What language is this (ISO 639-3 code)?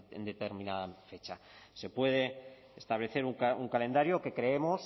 spa